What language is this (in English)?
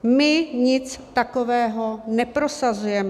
Czech